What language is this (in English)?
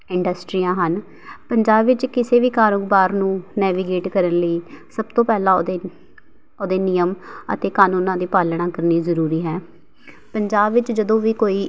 Punjabi